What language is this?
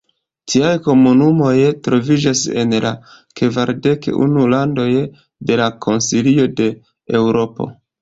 Esperanto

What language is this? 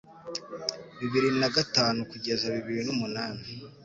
Kinyarwanda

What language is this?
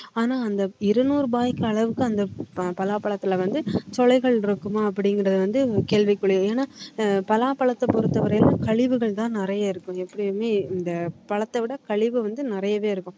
Tamil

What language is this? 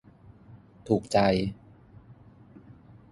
Thai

